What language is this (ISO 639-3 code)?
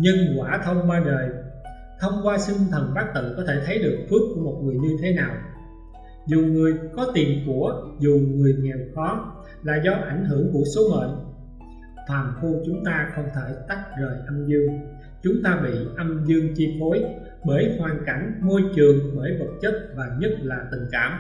vie